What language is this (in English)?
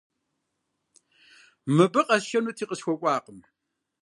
Kabardian